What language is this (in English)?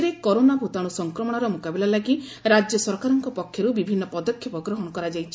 Odia